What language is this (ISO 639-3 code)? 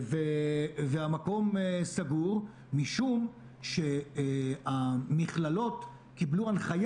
heb